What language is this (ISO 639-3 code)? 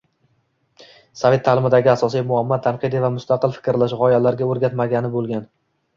uzb